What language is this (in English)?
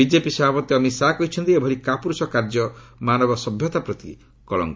Odia